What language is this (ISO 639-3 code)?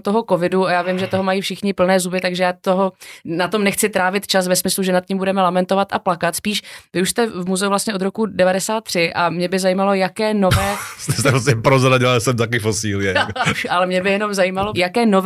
ces